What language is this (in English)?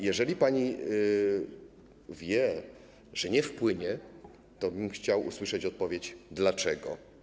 Polish